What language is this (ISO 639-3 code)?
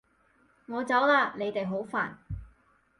yue